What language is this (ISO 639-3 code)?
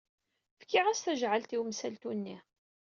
kab